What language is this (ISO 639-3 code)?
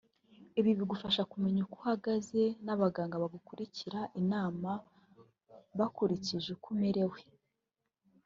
kin